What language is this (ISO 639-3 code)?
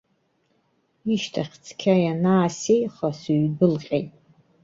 abk